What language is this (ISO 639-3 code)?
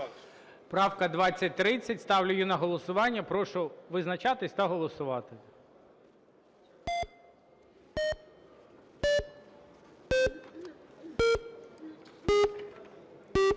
ukr